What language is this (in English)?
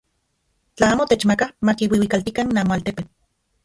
Central Puebla Nahuatl